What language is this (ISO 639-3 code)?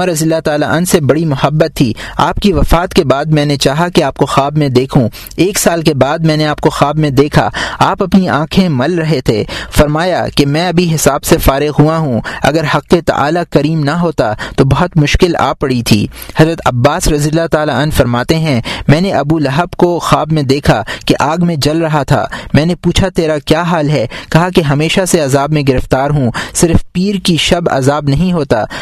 urd